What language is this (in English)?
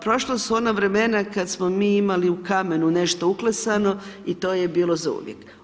Croatian